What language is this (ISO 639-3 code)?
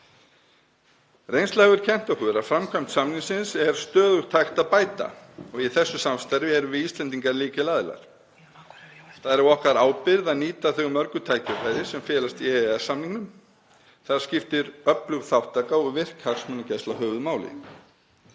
isl